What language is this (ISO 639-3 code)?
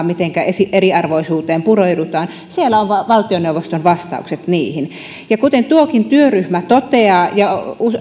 fin